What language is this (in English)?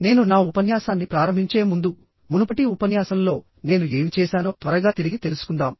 Telugu